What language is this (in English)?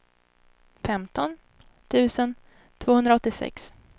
Swedish